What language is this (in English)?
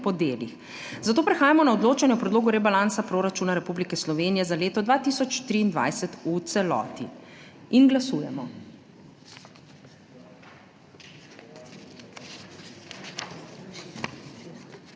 Slovenian